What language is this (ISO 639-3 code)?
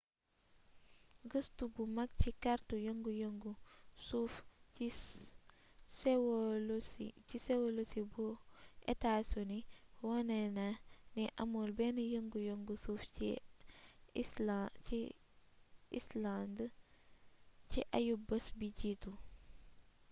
wol